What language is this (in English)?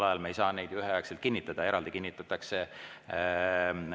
Estonian